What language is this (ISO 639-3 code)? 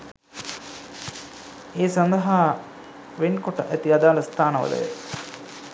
sin